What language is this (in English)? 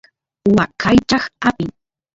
Santiago del Estero Quichua